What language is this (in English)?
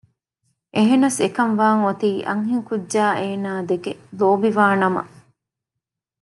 Divehi